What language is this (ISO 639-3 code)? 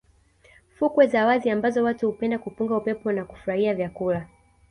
swa